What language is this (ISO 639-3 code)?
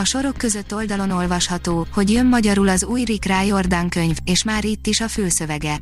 hun